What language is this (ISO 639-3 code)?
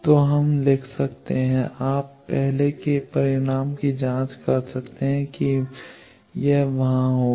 hin